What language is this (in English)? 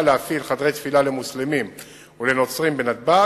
Hebrew